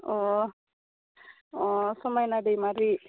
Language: Bodo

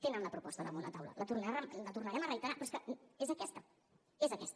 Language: Catalan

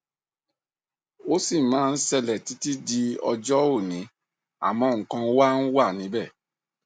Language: Yoruba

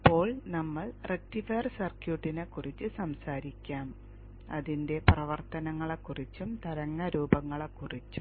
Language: Malayalam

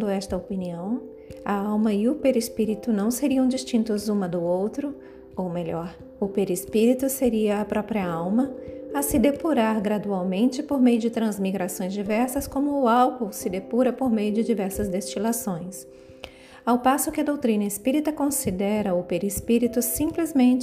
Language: Portuguese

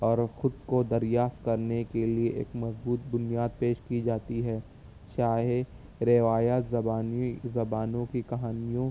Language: Urdu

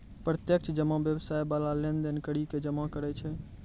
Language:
Maithili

